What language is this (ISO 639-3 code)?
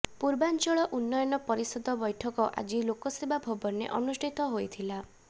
ori